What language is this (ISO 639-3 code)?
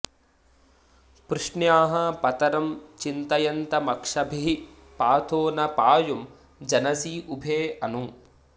san